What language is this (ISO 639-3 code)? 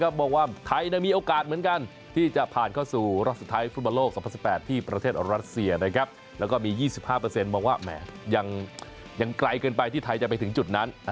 tha